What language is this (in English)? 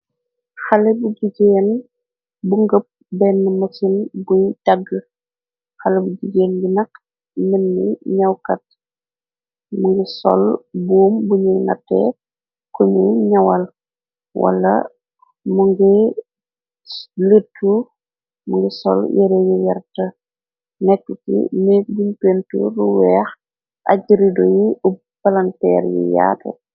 Wolof